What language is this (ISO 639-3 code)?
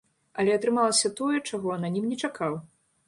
bel